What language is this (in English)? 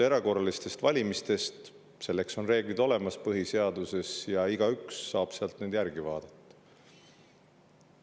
Estonian